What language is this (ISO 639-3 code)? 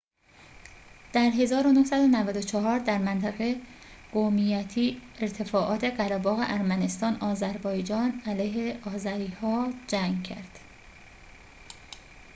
fas